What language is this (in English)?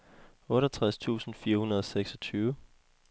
Danish